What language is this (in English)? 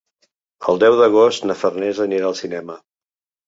Catalan